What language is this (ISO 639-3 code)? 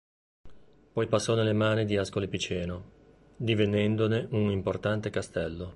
ita